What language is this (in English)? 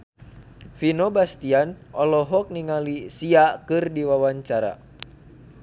Sundanese